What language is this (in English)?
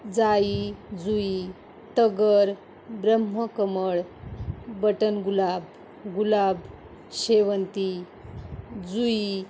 Marathi